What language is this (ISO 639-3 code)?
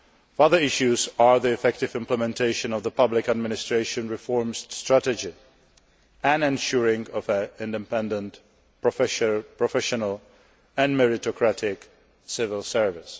eng